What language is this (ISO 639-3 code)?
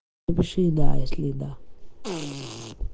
rus